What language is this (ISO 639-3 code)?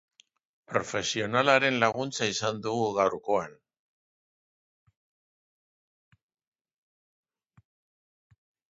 eus